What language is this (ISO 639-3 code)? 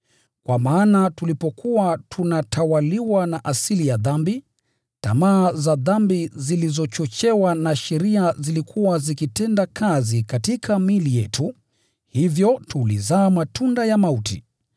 swa